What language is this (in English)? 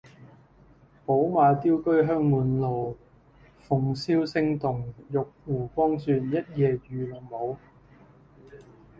Cantonese